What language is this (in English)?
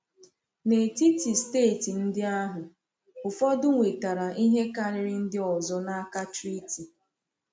Igbo